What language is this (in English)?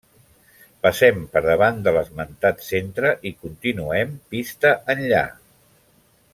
Catalan